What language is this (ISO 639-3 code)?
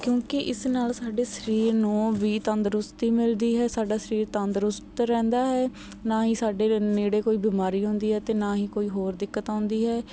pan